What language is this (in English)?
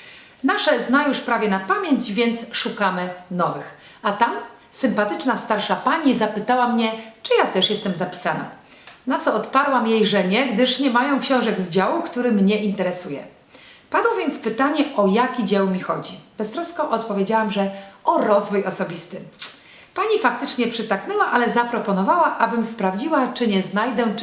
Polish